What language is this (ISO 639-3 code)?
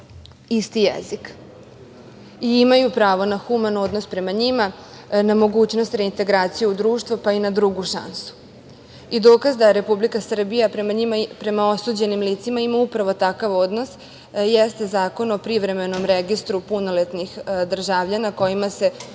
srp